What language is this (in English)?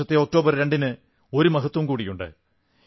Malayalam